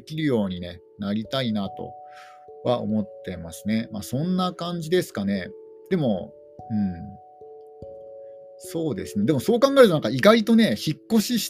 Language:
Japanese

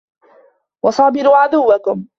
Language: Arabic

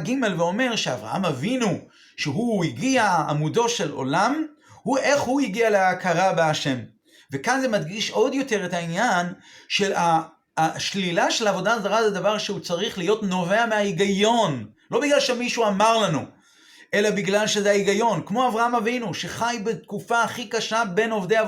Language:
Hebrew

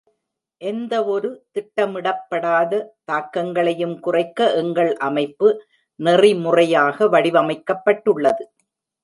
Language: Tamil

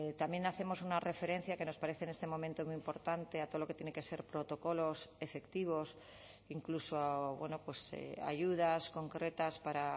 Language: Spanish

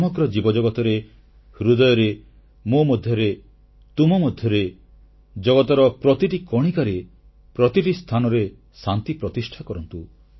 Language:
Odia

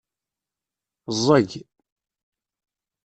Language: Kabyle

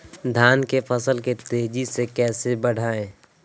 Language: Magahi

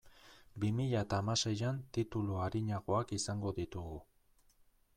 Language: Basque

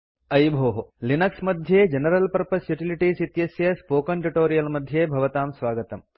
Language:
Sanskrit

